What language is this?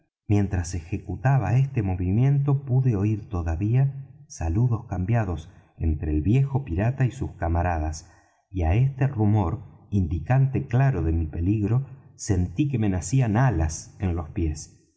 Spanish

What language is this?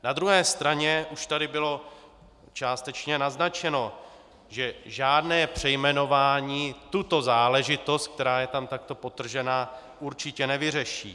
Czech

